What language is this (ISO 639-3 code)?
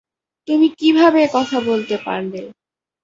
ben